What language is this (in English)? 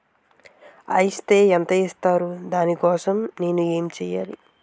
Telugu